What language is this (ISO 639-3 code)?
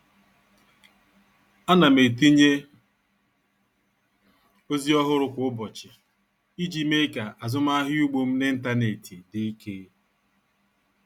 ibo